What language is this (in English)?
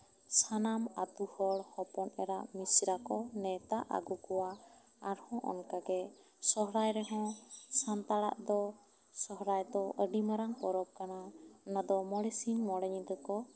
Santali